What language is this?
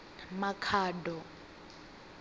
Venda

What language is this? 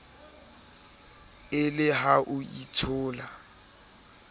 Southern Sotho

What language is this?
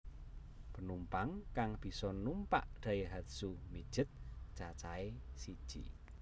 Javanese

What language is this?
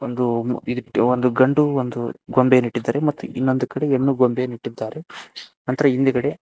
Kannada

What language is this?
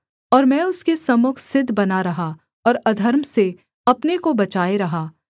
Hindi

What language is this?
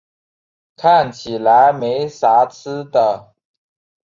Chinese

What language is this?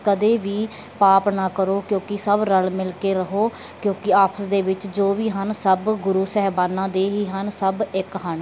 Punjabi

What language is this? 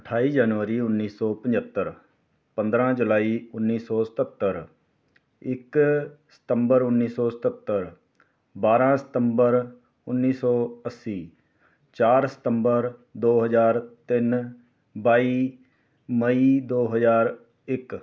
Punjabi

